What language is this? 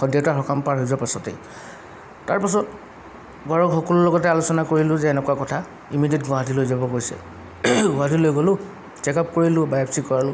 Assamese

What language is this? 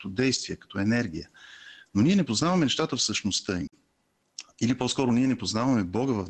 Bulgarian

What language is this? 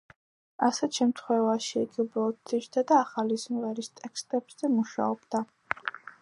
Georgian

